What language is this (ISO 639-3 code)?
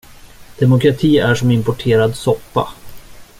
swe